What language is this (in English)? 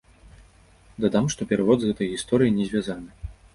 Belarusian